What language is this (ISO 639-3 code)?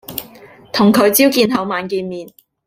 yue